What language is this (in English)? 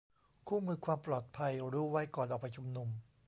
Thai